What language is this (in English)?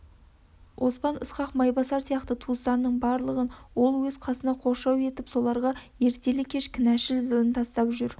Kazakh